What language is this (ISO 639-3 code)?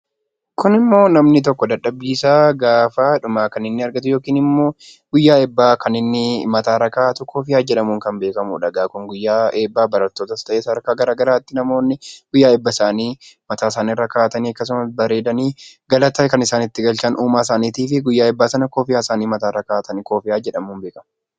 orm